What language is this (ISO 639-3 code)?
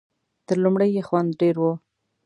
pus